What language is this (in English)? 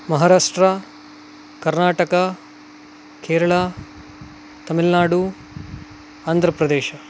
Sanskrit